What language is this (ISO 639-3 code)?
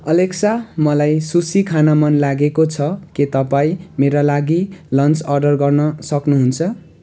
nep